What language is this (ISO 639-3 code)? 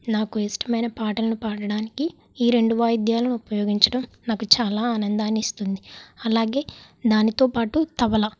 tel